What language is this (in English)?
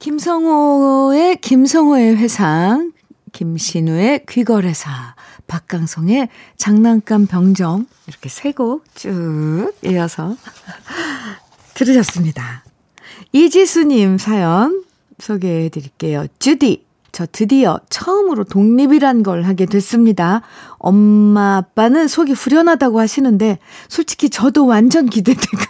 Korean